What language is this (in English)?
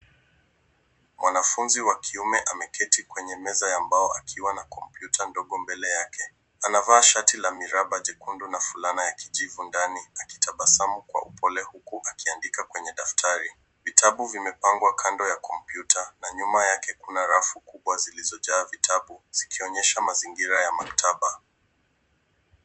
Swahili